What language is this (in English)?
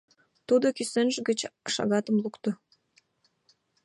Mari